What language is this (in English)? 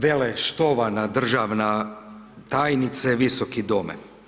Croatian